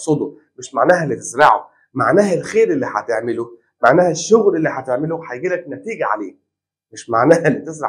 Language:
Arabic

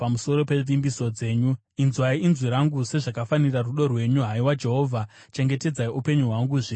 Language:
Shona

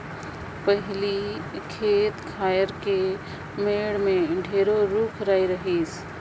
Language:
Chhattisgarhi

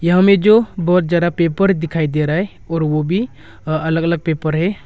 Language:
Hindi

